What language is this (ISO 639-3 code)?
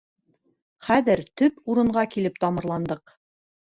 bak